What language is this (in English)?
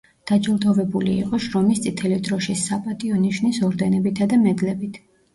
Georgian